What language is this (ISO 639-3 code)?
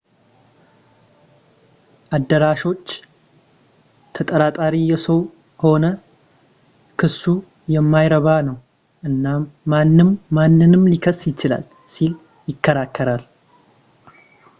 amh